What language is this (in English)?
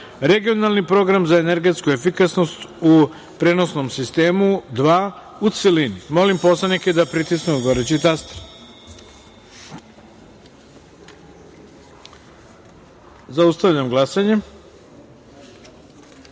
Serbian